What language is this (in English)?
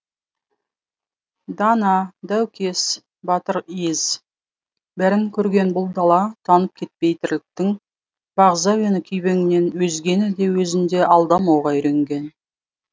Kazakh